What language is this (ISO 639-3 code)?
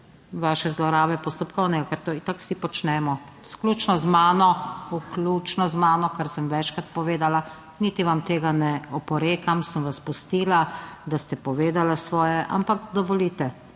slv